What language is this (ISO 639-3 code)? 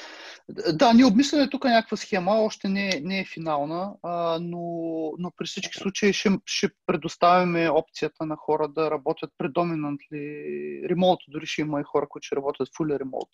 bul